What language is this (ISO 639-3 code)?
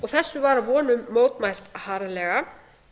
isl